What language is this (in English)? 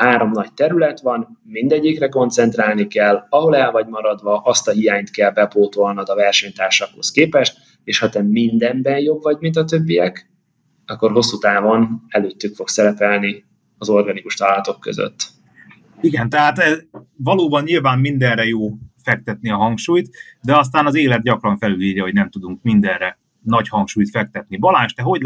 Hungarian